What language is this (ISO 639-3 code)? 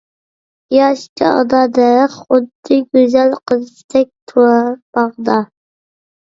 uig